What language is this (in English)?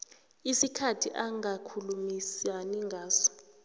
South Ndebele